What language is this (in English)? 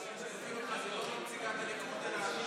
Hebrew